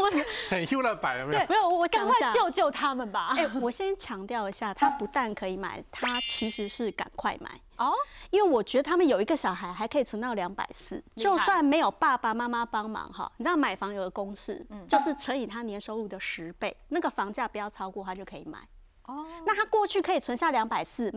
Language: Chinese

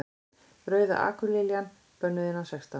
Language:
Icelandic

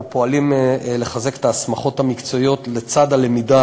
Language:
Hebrew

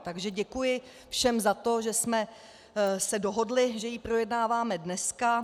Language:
Czech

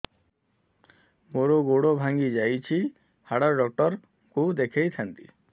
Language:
Odia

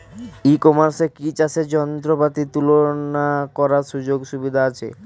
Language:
Bangla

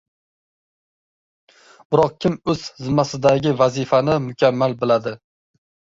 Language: Uzbek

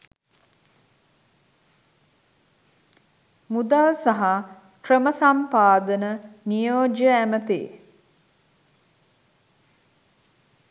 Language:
Sinhala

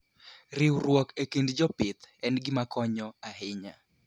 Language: Luo (Kenya and Tanzania)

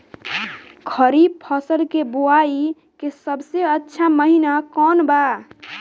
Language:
Bhojpuri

